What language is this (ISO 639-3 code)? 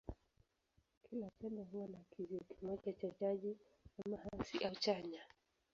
swa